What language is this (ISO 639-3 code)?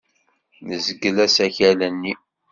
kab